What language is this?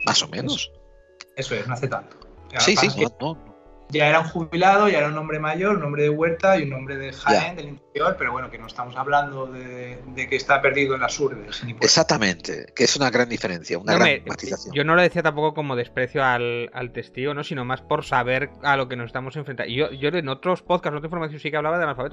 Spanish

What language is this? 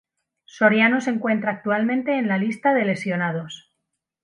Spanish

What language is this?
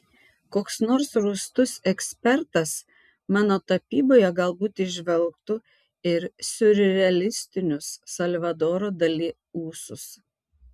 Lithuanian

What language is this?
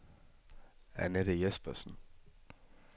Danish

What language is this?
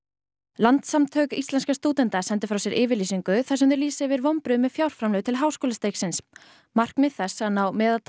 Icelandic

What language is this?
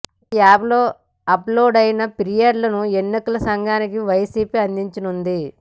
Telugu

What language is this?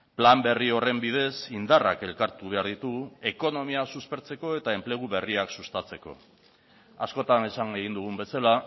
Basque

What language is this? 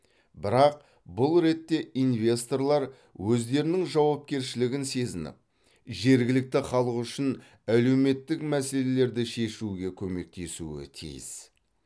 Kazakh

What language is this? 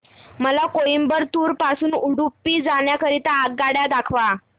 Marathi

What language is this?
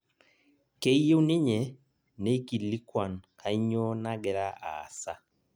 Masai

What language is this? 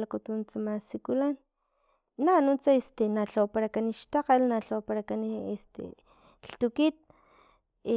Filomena Mata-Coahuitlán Totonac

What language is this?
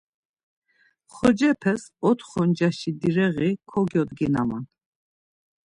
Laz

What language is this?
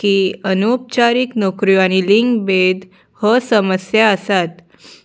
Konkani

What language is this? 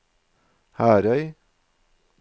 Norwegian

